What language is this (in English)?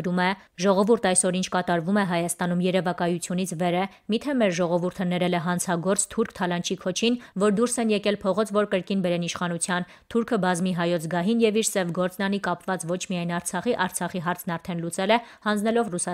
Romanian